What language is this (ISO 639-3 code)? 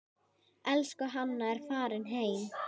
isl